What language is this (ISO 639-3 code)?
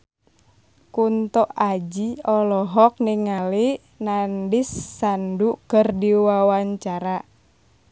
sun